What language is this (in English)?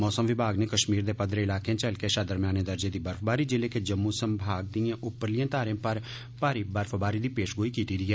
Dogri